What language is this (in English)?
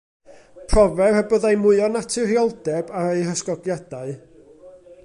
Welsh